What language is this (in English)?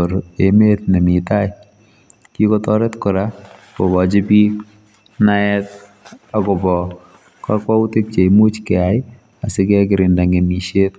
Kalenjin